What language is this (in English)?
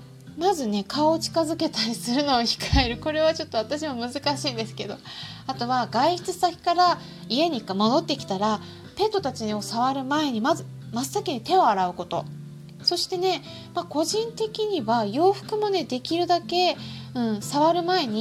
Japanese